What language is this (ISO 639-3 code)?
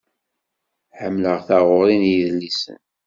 kab